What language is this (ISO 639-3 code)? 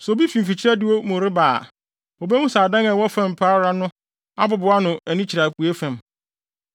aka